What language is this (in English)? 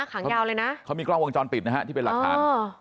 Thai